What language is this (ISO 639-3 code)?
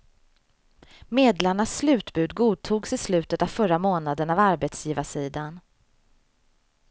swe